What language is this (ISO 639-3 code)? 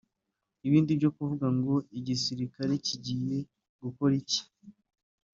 kin